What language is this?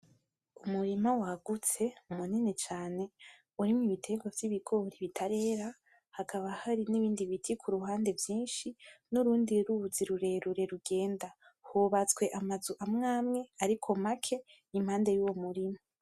Rundi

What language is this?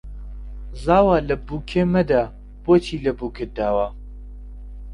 Central Kurdish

